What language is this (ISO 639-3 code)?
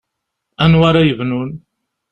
kab